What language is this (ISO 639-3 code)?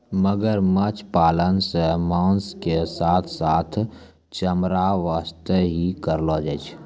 mai